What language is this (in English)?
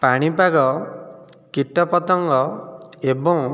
Odia